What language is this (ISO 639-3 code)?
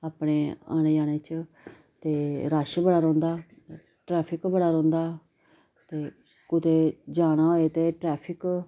doi